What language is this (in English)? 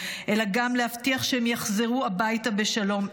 Hebrew